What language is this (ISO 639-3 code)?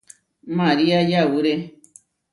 var